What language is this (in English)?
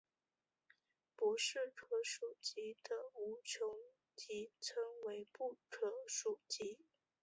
Chinese